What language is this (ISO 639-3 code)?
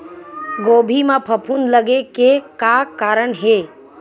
hne